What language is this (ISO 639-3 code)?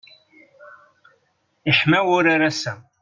kab